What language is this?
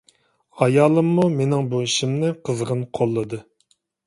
Uyghur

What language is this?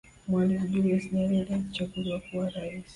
Swahili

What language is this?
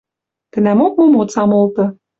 Western Mari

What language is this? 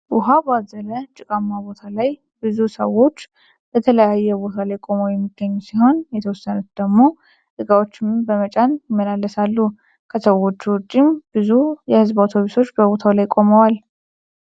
Amharic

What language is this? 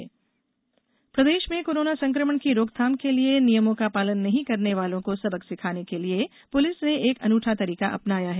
Hindi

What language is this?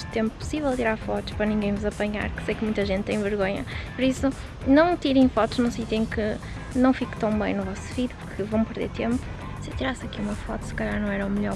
Portuguese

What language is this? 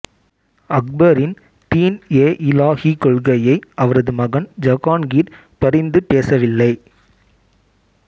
Tamil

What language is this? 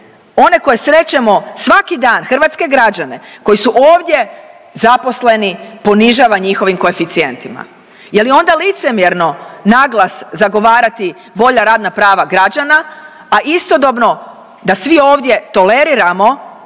Croatian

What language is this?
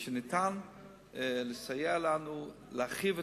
Hebrew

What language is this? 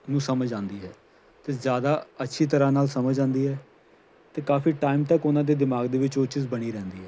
Punjabi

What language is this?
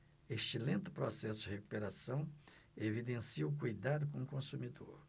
Portuguese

